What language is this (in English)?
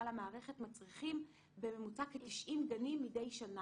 Hebrew